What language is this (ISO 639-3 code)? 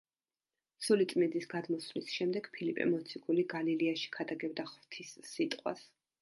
kat